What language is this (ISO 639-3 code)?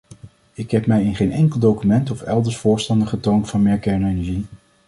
nld